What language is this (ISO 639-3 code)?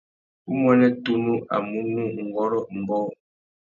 bag